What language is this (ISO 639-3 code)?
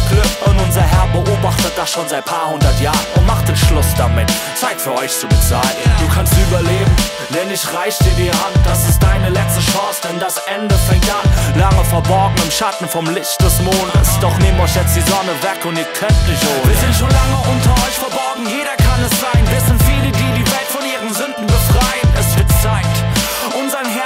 deu